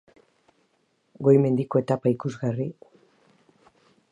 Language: Basque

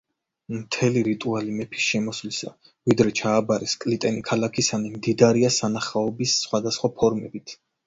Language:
Georgian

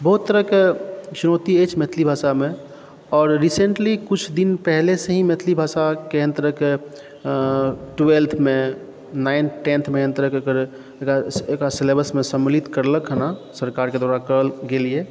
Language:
Maithili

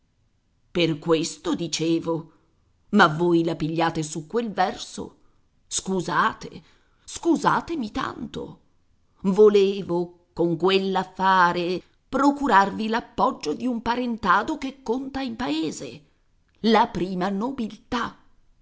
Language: Italian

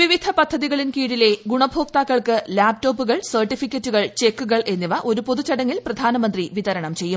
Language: Malayalam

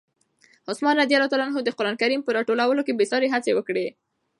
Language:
Pashto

